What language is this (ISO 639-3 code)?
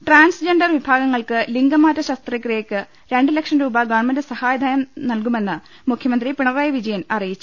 mal